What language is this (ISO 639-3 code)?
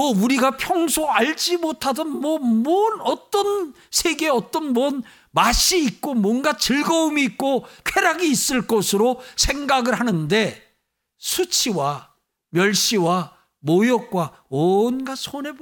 kor